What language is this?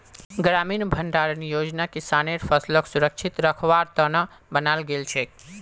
Magahi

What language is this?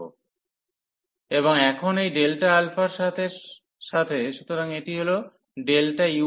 Bangla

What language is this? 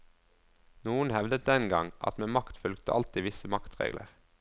Norwegian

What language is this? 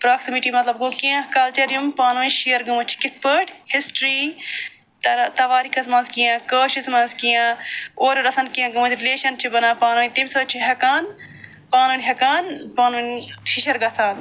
Kashmiri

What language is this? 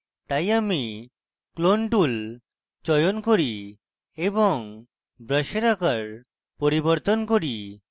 Bangla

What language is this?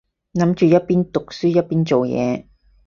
Cantonese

